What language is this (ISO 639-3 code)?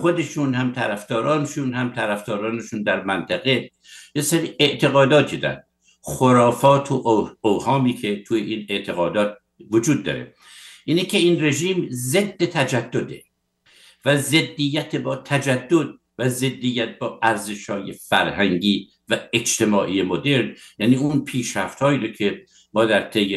fas